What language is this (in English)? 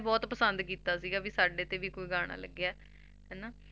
Punjabi